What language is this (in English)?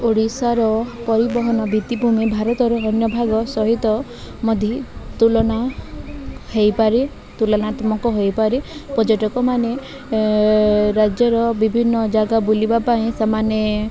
Odia